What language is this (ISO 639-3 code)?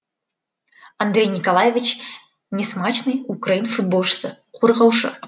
kaz